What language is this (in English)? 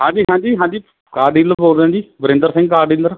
Punjabi